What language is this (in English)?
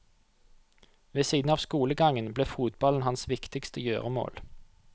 Norwegian